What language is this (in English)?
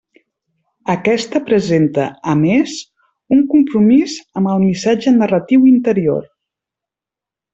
Catalan